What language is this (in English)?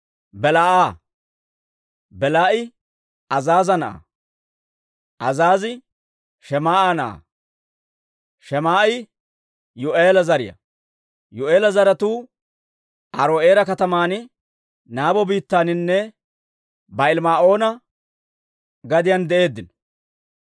Dawro